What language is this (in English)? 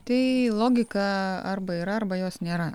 Lithuanian